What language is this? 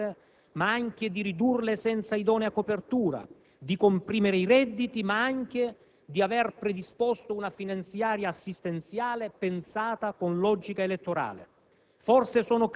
Italian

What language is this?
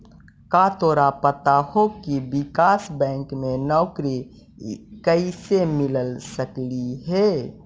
Magahi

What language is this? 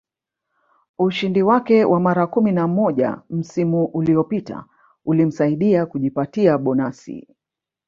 Swahili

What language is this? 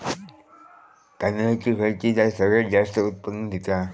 Marathi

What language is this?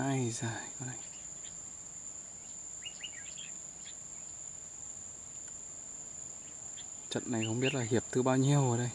Vietnamese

